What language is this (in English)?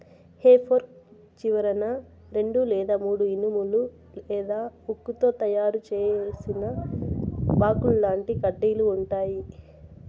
Telugu